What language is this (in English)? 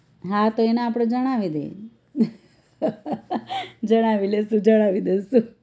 Gujarati